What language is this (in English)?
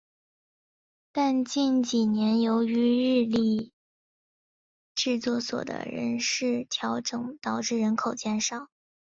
Chinese